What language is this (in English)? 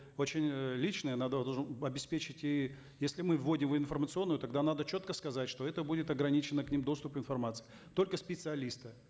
Kazakh